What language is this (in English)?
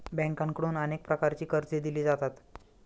Marathi